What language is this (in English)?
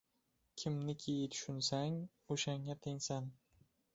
Uzbek